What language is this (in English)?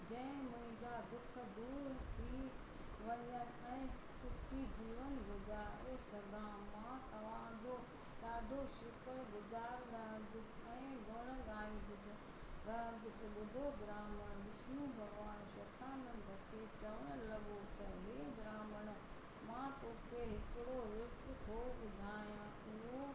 Sindhi